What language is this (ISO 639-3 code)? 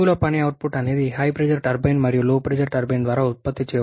tel